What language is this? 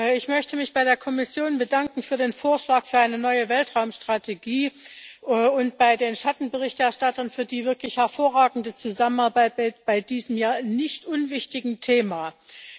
German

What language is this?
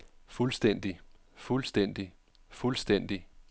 Danish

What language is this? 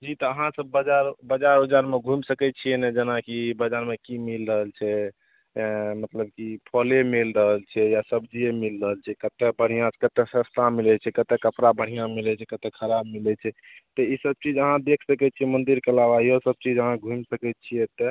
Maithili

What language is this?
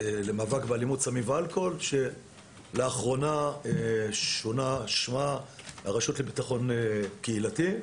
Hebrew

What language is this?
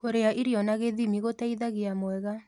Kikuyu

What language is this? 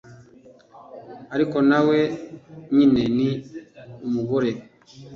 Kinyarwanda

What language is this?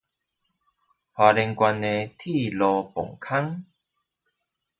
Chinese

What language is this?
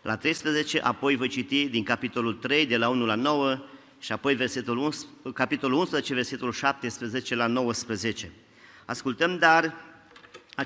Romanian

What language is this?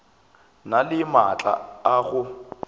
Northern Sotho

